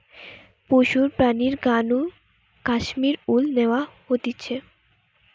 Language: Bangla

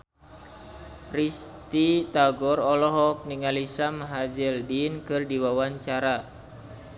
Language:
Sundanese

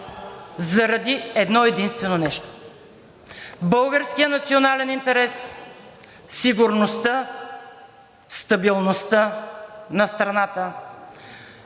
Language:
Bulgarian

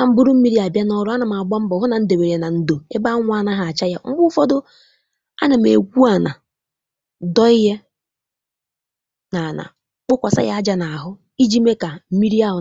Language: Igbo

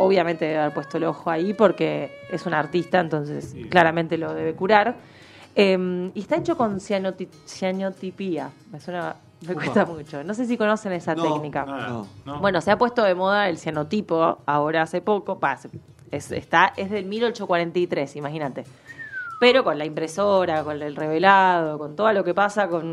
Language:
Spanish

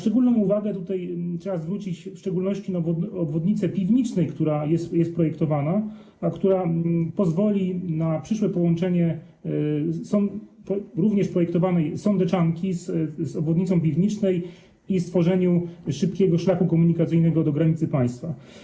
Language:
Polish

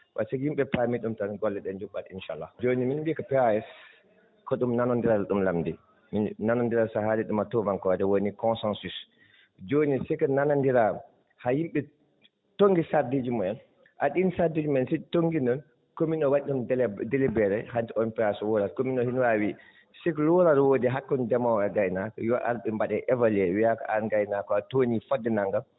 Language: Fula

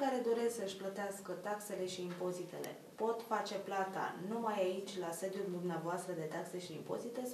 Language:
Romanian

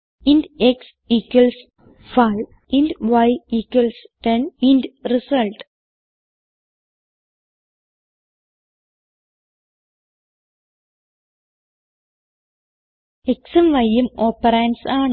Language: Malayalam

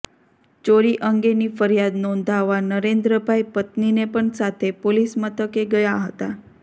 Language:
Gujarati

